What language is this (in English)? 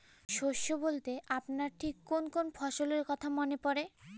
Bangla